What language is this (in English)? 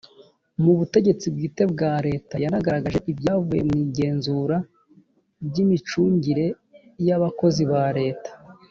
Kinyarwanda